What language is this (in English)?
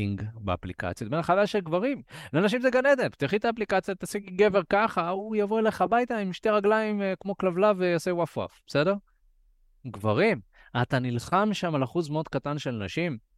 Hebrew